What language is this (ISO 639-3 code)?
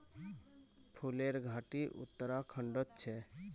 mag